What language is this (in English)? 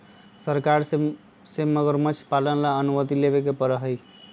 Magahi